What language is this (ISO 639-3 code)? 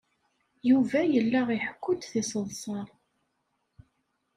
kab